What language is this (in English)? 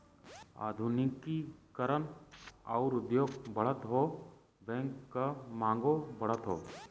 Bhojpuri